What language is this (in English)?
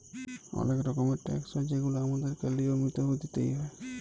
Bangla